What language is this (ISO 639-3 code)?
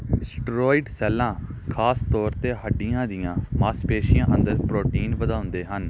pan